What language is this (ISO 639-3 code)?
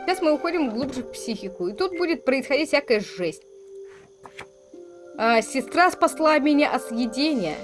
rus